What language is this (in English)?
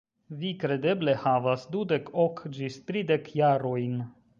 Esperanto